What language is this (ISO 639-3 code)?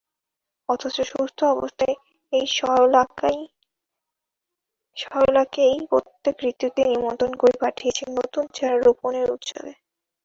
ben